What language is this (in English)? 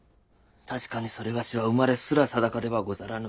Japanese